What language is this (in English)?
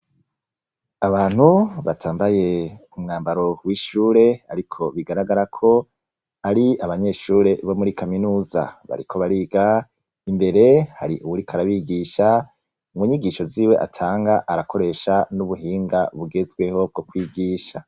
Rundi